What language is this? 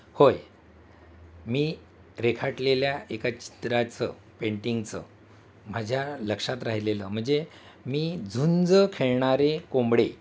Marathi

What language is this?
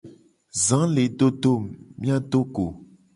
Gen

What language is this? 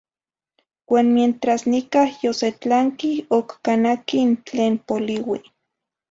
Zacatlán-Ahuacatlán-Tepetzintla Nahuatl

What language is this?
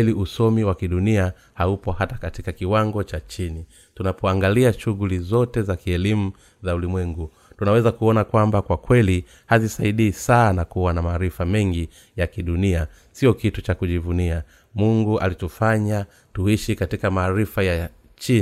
Swahili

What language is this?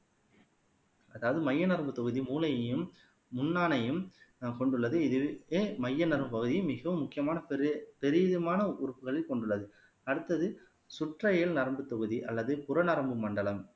Tamil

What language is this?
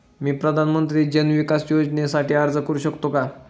Marathi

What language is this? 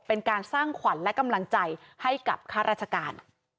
Thai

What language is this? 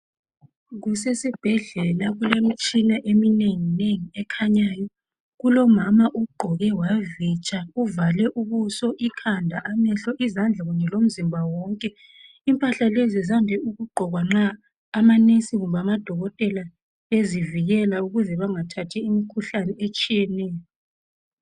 North Ndebele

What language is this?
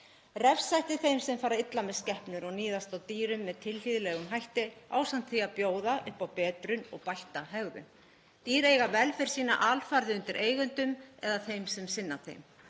Icelandic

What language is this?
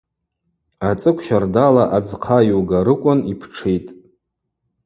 Abaza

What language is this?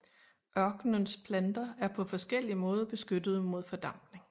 Danish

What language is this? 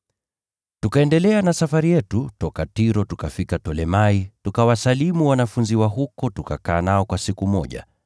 Swahili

